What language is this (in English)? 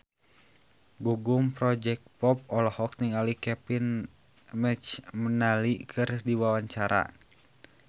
Sundanese